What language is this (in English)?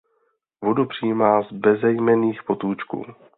Czech